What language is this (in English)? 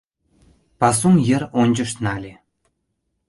Mari